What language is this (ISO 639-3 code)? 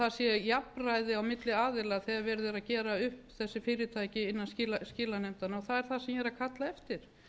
isl